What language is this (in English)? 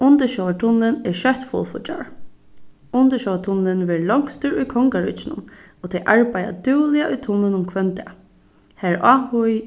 Faroese